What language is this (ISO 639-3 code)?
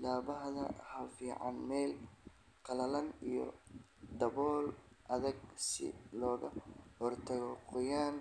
som